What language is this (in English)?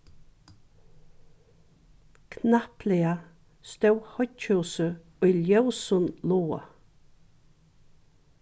Faroese